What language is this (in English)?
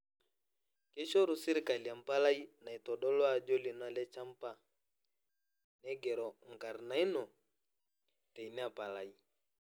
Masai